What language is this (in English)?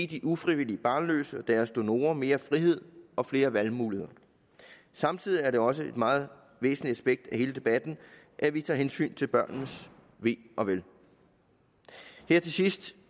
Danish